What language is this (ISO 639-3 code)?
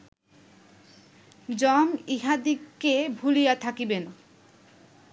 ben